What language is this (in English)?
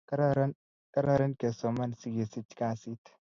Kalenjin